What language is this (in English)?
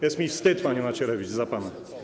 Polish